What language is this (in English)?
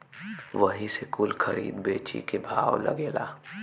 Bhojpuri